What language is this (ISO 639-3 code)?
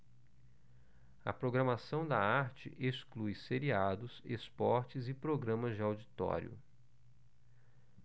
por